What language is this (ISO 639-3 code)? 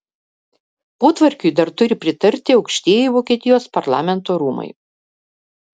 lit